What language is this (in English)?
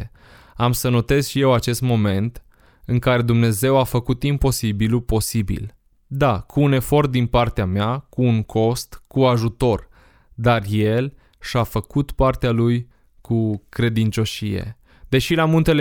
Romanian